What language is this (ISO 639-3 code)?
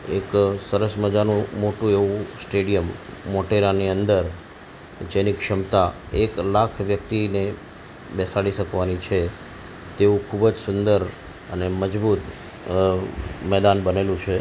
guj